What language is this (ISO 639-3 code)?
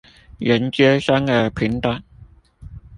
zho